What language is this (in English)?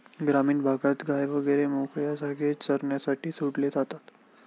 Marathi